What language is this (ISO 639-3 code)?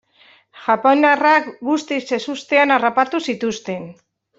eus